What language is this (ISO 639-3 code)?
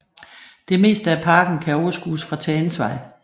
dan